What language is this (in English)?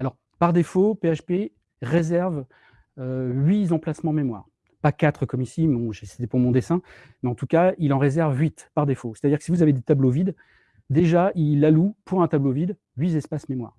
French